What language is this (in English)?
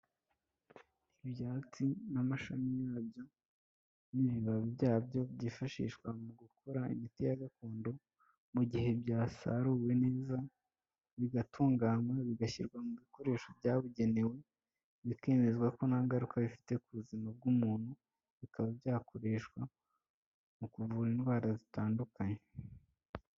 Kinyarwanda